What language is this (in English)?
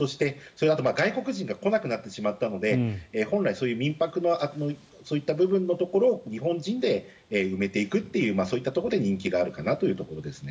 Japanese